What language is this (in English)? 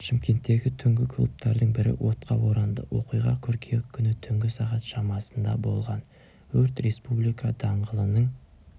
Kazakh